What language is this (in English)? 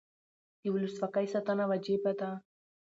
Pashto